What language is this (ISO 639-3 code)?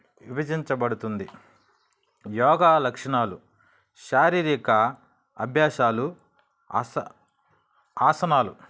tel